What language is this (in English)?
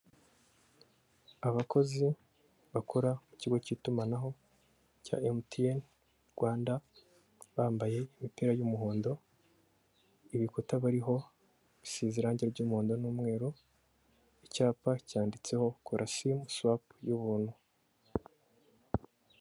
Kinyarwanda